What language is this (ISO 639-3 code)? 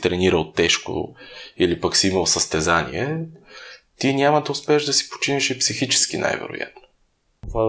bul